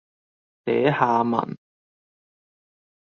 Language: Cantonese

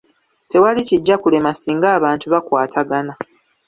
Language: Ganda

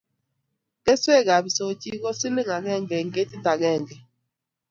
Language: Kalenjin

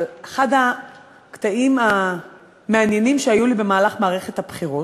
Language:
Hebrew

